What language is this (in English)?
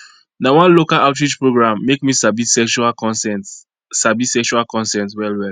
Nigerian Pidgin